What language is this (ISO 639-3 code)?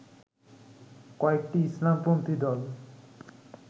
ben